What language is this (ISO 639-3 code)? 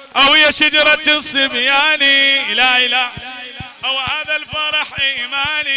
ara